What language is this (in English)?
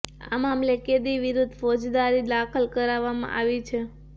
Gujarati